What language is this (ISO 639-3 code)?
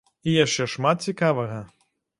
bel